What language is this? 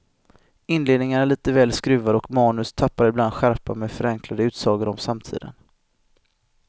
Swedish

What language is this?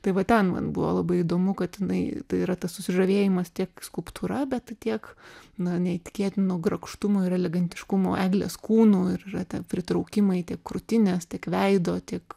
Lithuanian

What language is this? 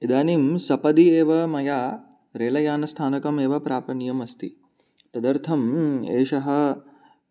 Sanskrit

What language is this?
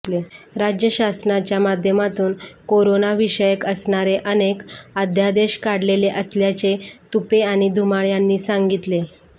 Marathi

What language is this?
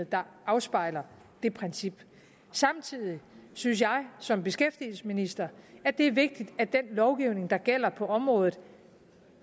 Danish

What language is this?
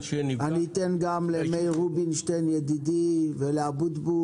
Hebrew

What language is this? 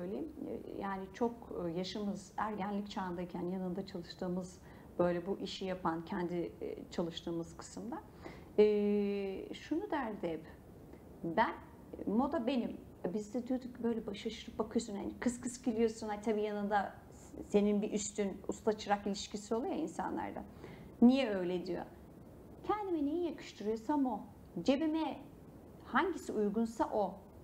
Turkish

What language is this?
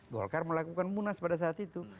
Indonesian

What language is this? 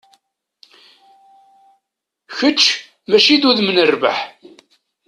Kabyle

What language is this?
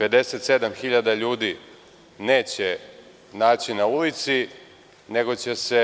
Serbian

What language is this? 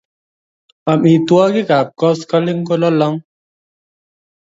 Kalenjin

